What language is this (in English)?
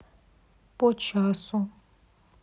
Russian